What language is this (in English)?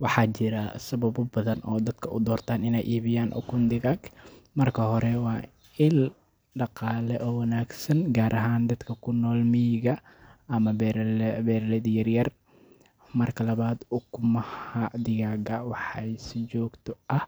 Somali